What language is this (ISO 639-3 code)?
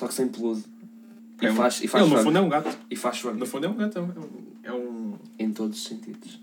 por